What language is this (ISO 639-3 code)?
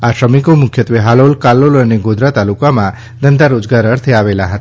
guj